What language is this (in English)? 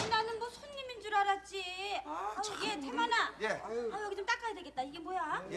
Korean